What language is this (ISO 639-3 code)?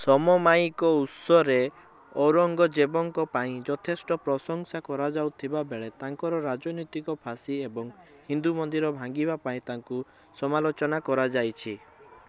ori